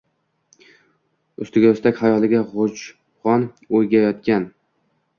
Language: Uzbek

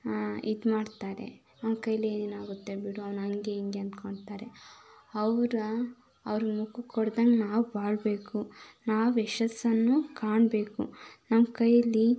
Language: Kannada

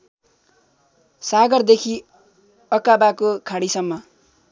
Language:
Nepali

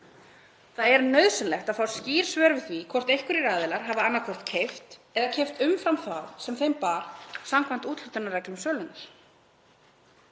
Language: Icelandic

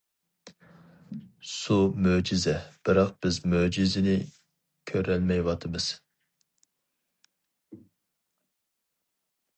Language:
Uyghur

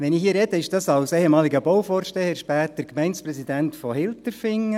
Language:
Swiss German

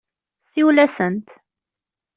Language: Kabyle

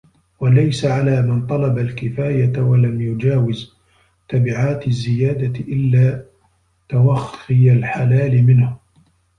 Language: Arabic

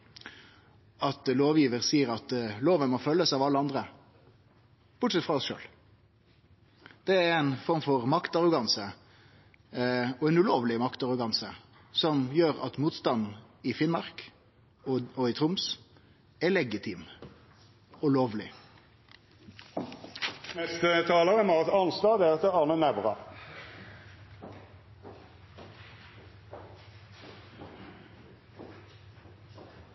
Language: Norwegian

